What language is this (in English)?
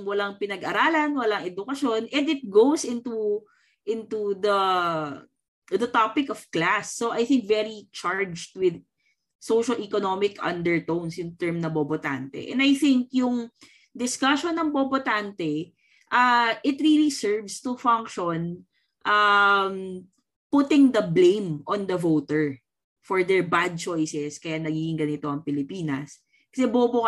Filipino